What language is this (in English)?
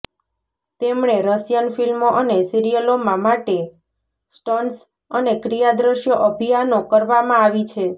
Gujarati